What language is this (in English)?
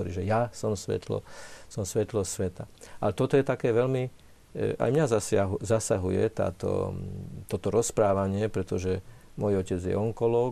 Slovak